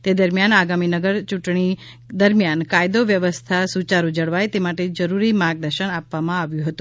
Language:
Gujarati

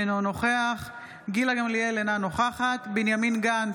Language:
Hebrew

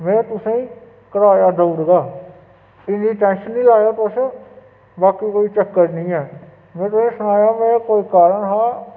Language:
Dogri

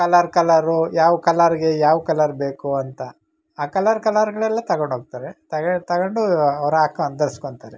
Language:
Kannada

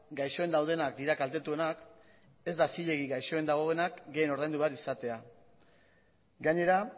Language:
Basque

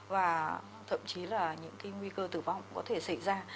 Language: Vietnamese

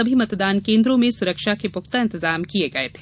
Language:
Hindi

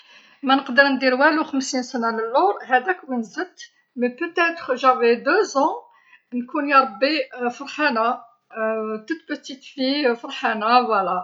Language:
Algerian Arabic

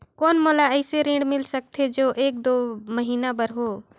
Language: Chhattisgarhi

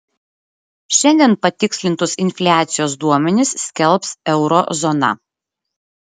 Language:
Lithuanian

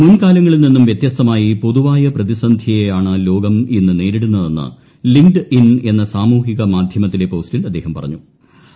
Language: Malayalam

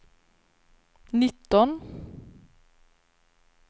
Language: Swedish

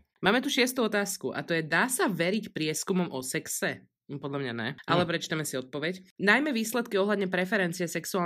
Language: Slovak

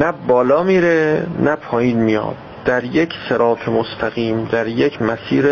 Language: Persian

